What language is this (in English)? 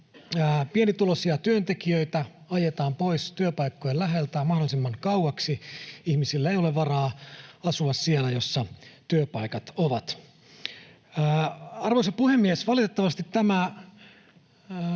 Finnish